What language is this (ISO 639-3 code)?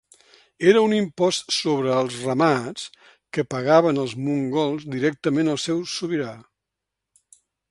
cat